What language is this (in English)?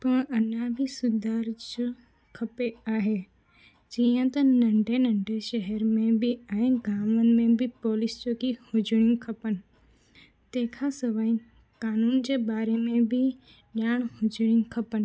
Sindhi